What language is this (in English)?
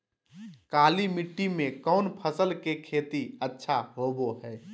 Magahi